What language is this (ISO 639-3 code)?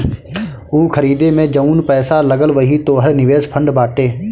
bho